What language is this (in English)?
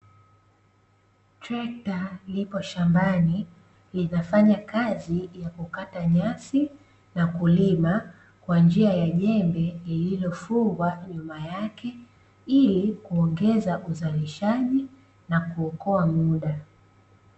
Swahili